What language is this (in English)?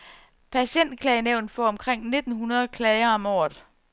Danish